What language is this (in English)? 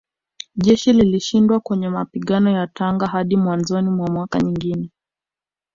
Swahili